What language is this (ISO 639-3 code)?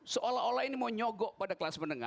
ind